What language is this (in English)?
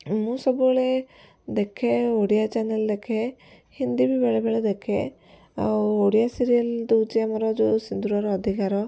Odia